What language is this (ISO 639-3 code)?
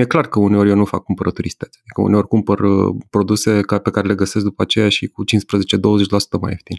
ron